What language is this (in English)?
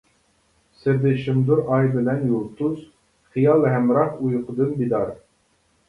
Uyghur